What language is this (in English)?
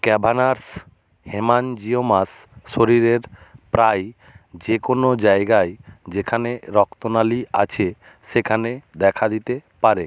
Bangla